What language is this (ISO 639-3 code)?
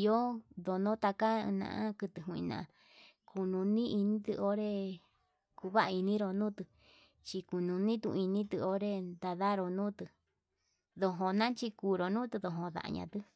mab